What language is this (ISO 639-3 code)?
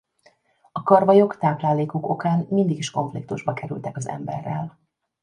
hun